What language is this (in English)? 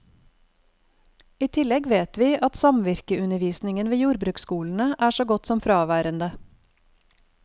Norwegian